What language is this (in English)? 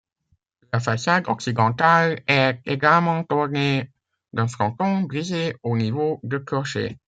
French